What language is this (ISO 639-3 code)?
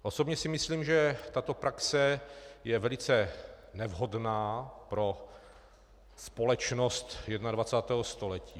ces